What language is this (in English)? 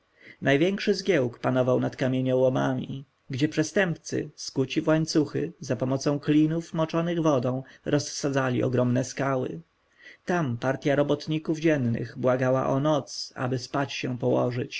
Polish